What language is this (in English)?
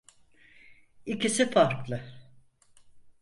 Turkish